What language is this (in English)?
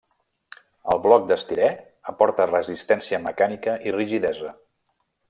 Catalan